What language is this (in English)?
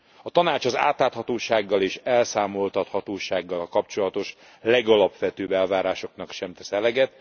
Hungarian